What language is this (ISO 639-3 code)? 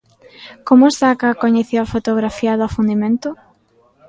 glg